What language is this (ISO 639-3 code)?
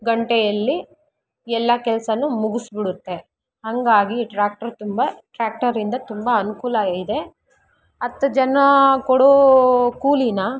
kan